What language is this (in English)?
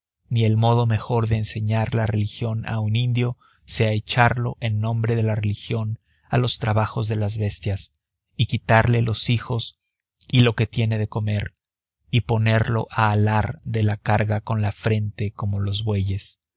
Spanish